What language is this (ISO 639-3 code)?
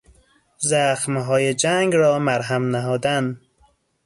fas